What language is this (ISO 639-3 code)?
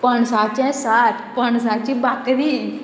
kok